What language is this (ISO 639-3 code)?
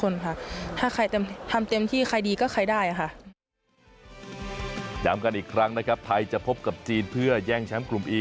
tha